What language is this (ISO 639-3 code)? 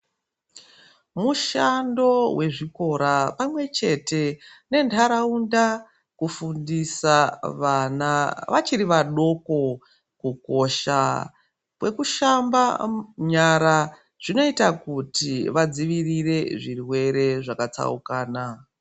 ndc